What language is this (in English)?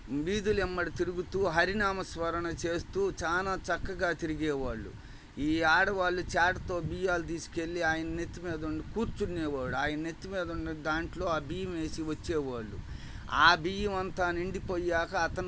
Telugu